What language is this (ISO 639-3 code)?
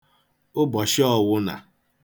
ibo